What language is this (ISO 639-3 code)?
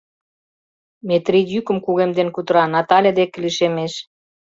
chm